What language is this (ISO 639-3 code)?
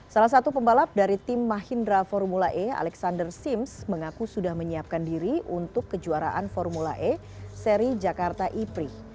ind